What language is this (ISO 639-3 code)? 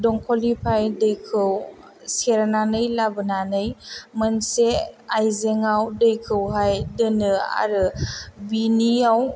brx